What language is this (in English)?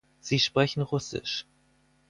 German